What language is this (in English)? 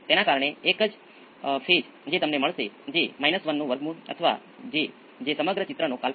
Gujarati